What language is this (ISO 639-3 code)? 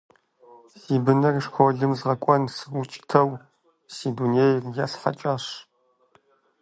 kbd